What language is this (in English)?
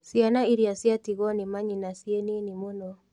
Kikuyu